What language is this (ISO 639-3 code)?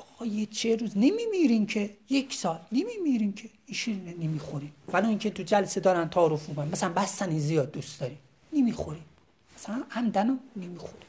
fas